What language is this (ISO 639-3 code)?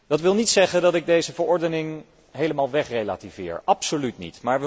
nld